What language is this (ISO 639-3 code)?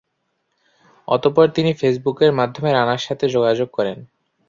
ben